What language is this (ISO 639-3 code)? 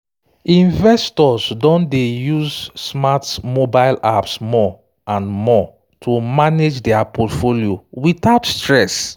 pcm